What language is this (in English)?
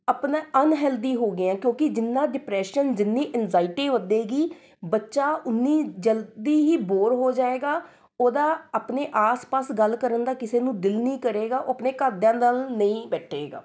Punjabi